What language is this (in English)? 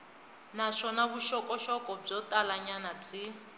Tsonga